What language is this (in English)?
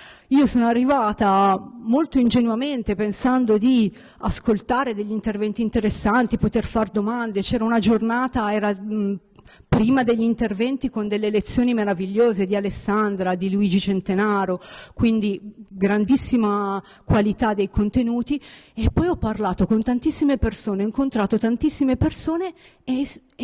Italian